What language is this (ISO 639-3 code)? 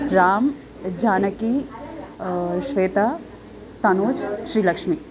san